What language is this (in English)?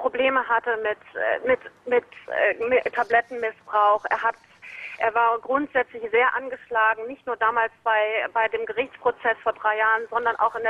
German